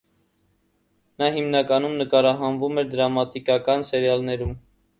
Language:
Armenian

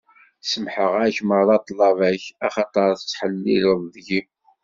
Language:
Kabyle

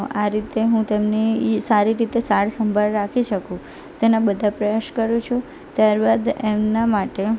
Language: Gujarati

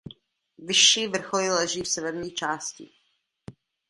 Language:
Czech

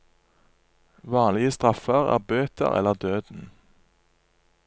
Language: Norwegian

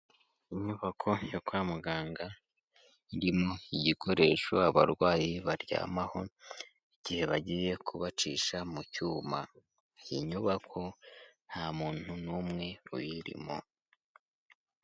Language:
Kinyarwanda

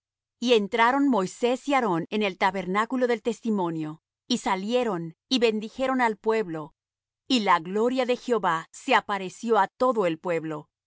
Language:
Spanish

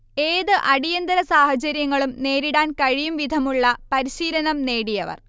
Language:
Malayalam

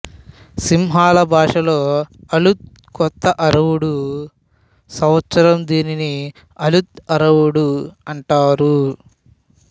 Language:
Telugu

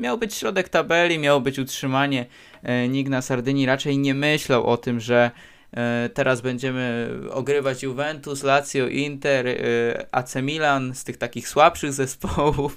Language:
Polish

